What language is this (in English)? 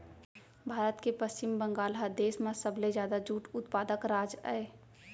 Chhattisgarhi